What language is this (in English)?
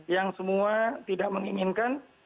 Indonesian